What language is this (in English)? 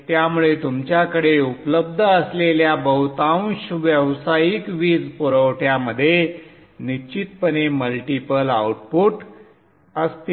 Marathi